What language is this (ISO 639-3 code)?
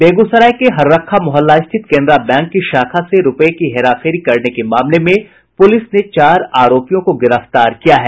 hin